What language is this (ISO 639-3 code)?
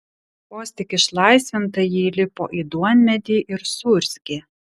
lit